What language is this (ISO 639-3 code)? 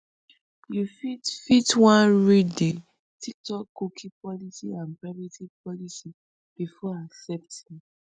pcm